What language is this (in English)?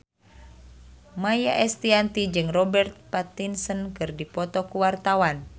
Sundanese